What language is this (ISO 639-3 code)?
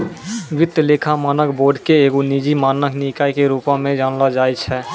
mai